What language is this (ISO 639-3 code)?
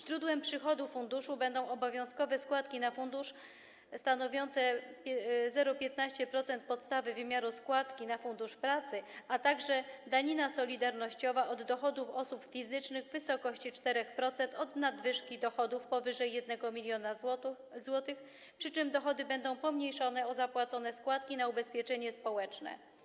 pol